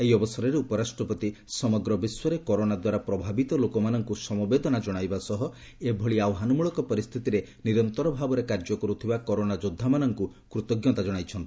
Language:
Odia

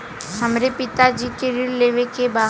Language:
Bhojpuri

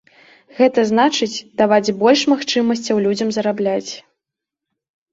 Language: Belarusian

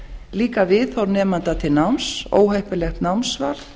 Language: Icelandic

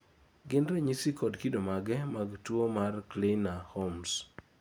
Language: Luo (Kenya and Tanzania)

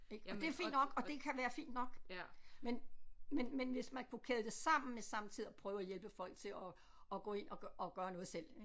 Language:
Danish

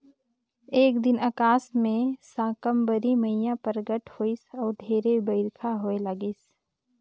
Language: Chhattisgarhi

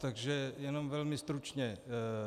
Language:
Czech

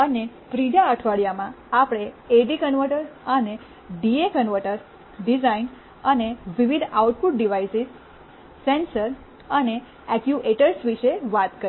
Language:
Gujarati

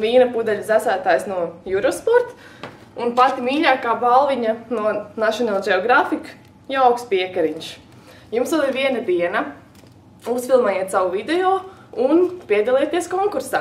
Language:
Latvian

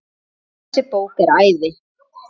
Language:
Icelandic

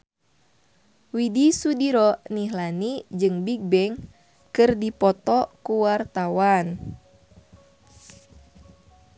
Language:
Sundanese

